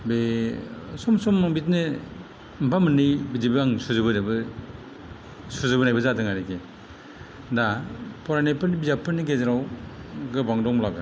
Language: Bodo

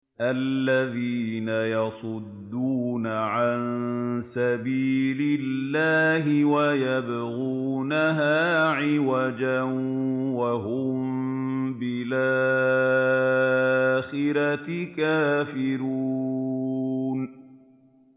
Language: Arabic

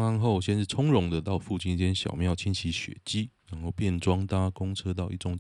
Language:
Chinese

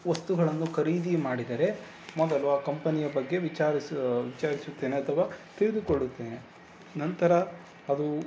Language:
Kannada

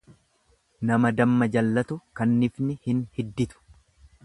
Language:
Oromo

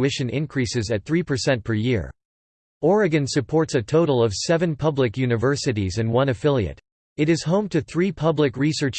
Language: English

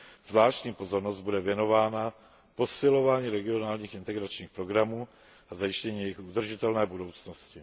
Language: Czech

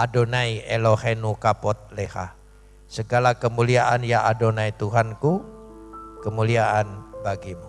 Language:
Indonesian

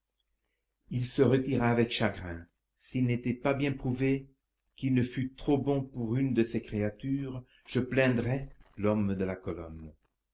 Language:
French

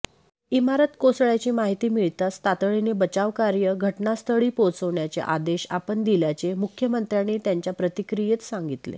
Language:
Marathi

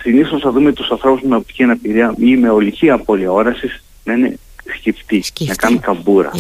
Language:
Greek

